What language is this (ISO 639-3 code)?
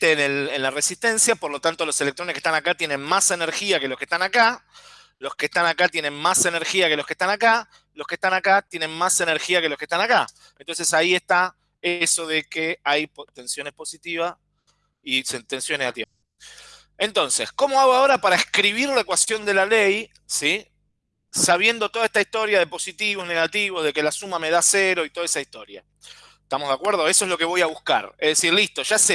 spa